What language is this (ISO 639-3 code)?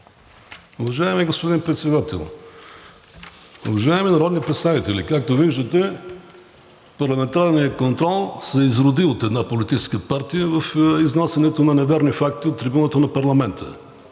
bul